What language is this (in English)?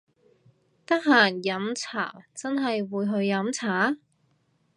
Cantonese